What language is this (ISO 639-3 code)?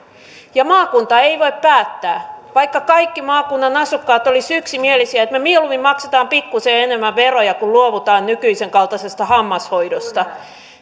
fin